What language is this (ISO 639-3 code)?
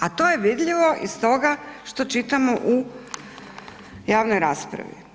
hrv